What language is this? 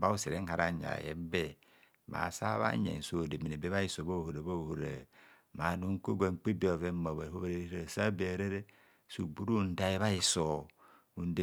Kohumono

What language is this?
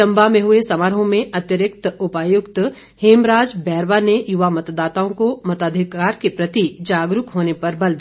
Hindi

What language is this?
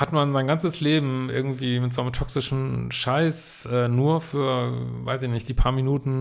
German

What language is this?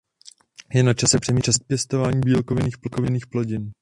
Czech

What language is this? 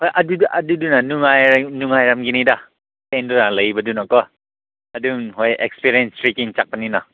Manipuri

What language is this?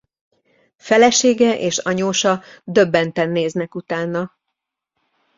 Hungarian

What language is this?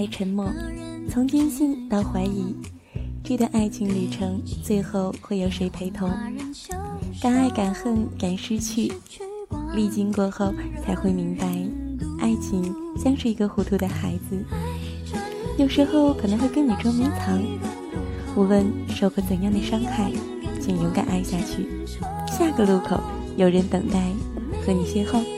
Chinese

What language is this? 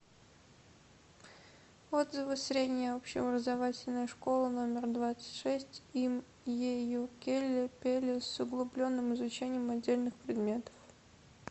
Russian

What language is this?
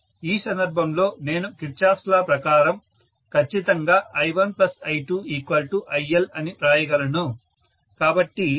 Telugu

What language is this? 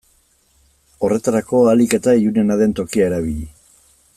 Basque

